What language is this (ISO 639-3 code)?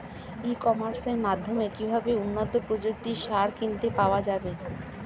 ben